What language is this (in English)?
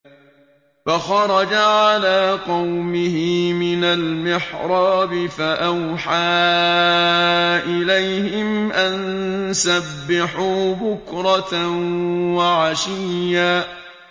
Arabic